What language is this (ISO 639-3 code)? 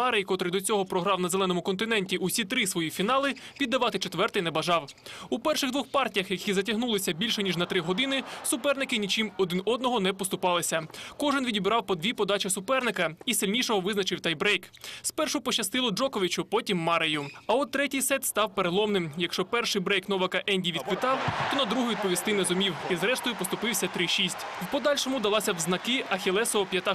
ukr